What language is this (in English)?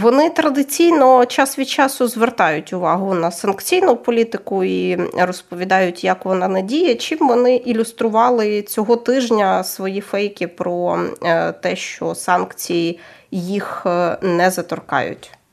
Ukrainian